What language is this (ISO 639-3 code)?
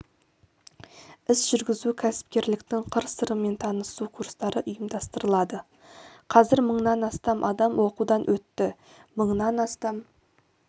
kaz